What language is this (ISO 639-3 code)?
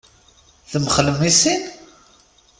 kab